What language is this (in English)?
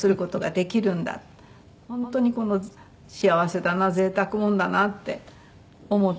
Japanese